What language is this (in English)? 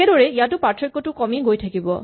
Assamese